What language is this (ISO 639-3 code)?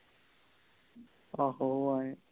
pan